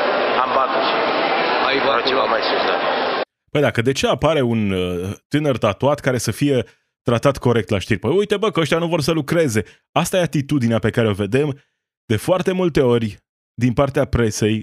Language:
Romanian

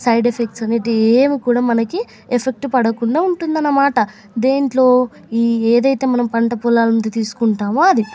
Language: Telugu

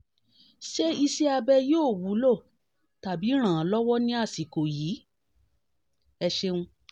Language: Yoruba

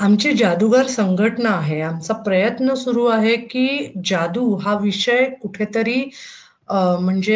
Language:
Marathi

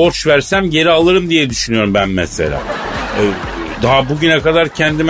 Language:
Turkish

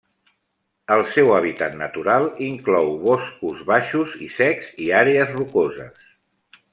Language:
Catalan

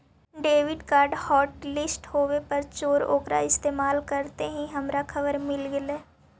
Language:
Magahi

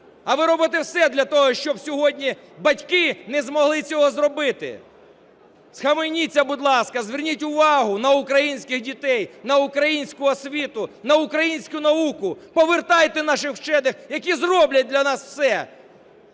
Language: Ukrainian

